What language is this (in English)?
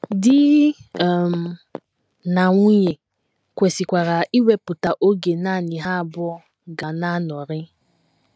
Igbo